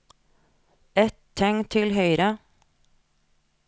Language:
Norwegian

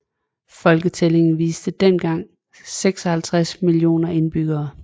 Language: Danish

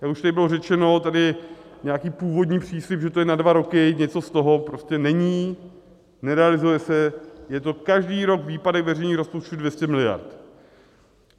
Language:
Czech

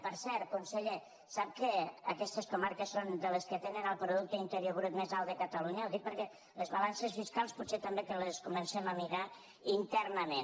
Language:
Catalan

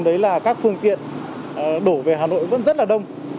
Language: Vietnamese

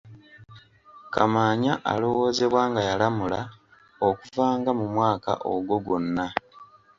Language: Ganda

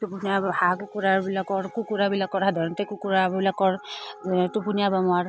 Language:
Assamese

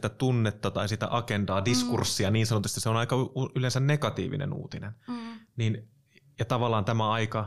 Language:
Finnish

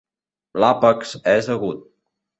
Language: Catalan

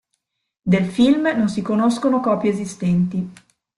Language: Italian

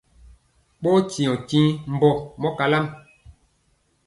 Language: Mpiemo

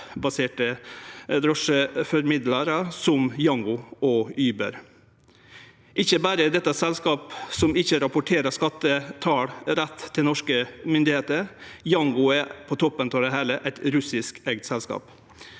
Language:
Norwegian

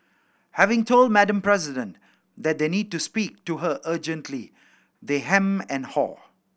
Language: English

